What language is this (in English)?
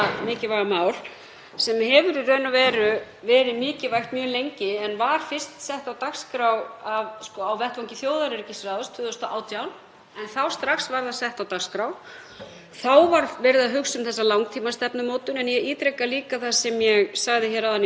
Icelandic